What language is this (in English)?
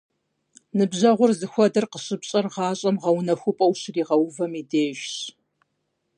Kabardian